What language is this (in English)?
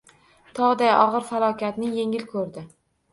Uzbek